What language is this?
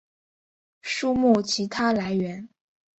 Chinese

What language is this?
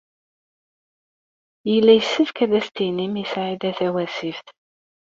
Kabyle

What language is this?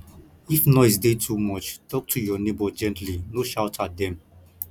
Nigerian Pidgin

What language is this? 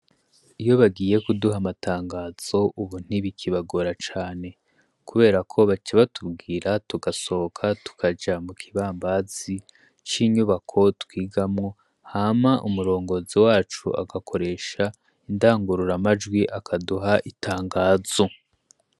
Rundi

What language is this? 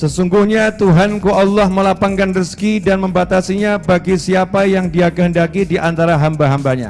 Indonesian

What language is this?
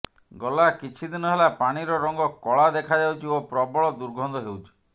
Odia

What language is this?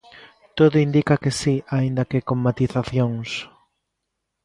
Galician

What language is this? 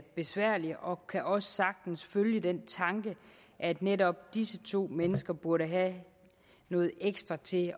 Danish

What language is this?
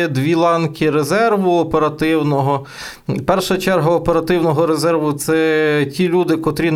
Ukrainian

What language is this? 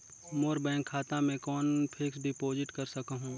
Chhattisgarhi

